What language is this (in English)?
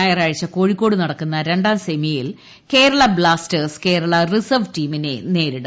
Malayalam